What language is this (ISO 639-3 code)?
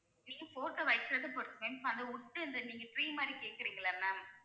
tam